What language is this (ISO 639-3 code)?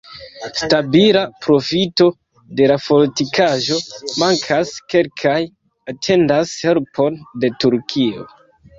epo